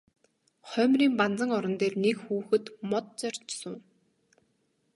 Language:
Mongolian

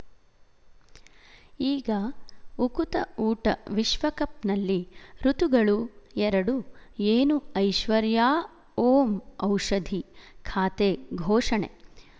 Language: Kannada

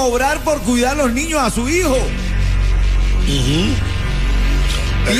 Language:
Spanish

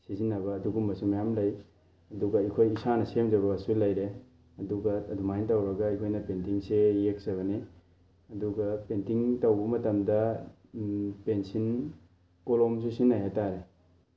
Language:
Manipuri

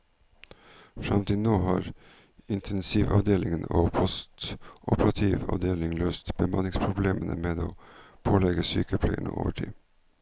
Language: Norwegian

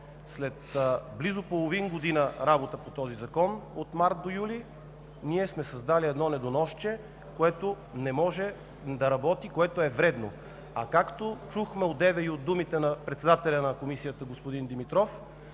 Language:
Bulgarian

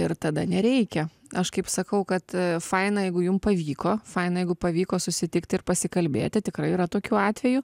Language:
Lithuanian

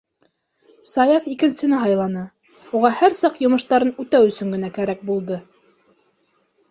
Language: Bashkir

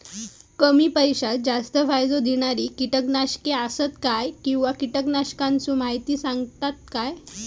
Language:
Marathi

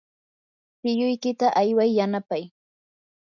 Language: Yanahuanca Pasco Quechua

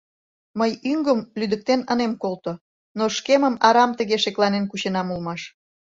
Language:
Mari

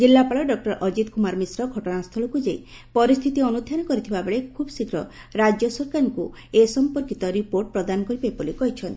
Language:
Odia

